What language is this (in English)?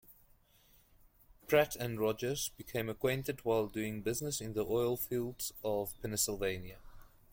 English